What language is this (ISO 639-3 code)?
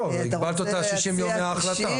heb